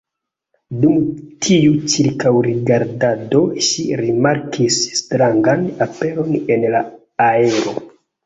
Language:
Esperanto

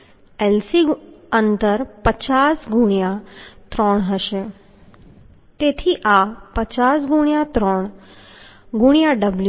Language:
Gujarati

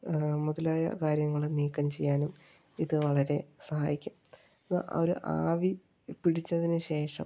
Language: Malayalam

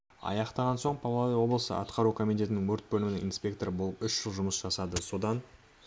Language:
Kazakh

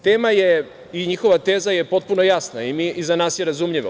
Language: Serbian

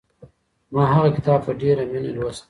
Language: Pashto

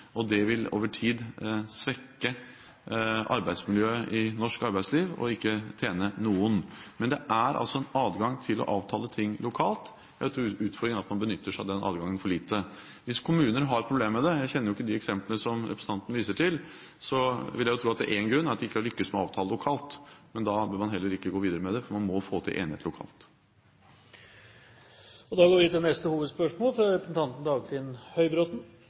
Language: Norwegian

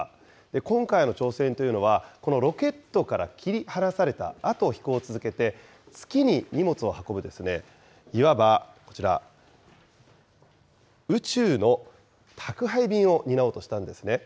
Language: Japanese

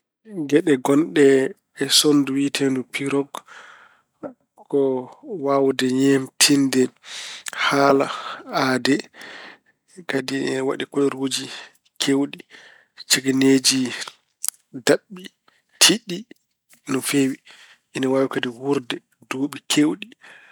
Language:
Fula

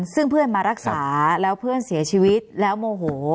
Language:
Thai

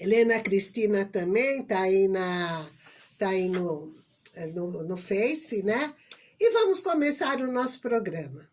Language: Portuguese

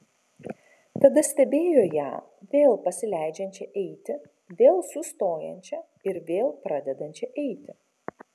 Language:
Lithuanian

